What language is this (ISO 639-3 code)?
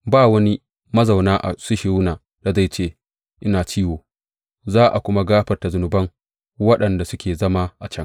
hau